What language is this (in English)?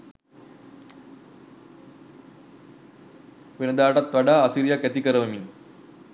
Sinhala